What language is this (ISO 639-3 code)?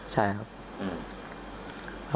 tha